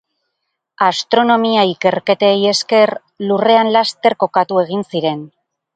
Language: Basque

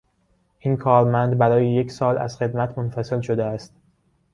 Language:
Persian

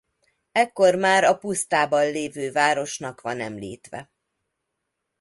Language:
Hungarian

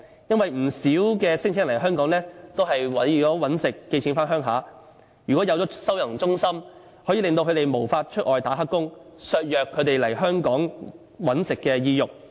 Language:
Cantonese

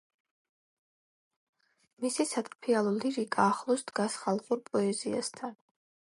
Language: Georgian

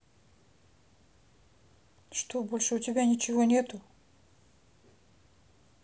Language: Russian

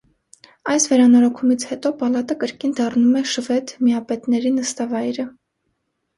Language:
Armenian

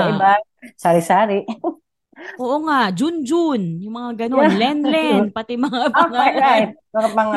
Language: Filipino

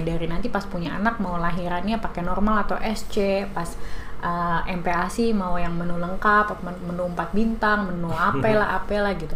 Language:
Indonesian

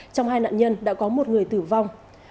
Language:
Vietnamese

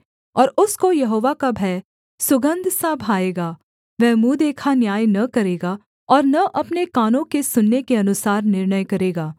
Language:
Hindi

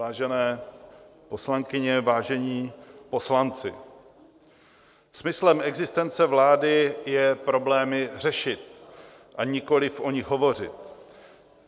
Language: Czech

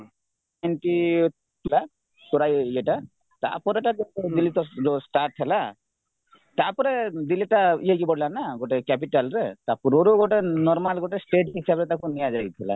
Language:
Odia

